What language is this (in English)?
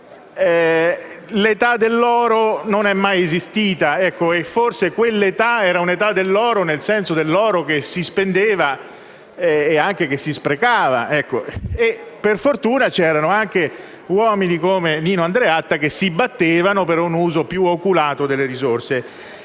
Italian